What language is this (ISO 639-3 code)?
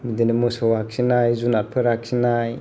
brx